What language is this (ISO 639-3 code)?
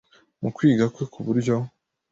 kin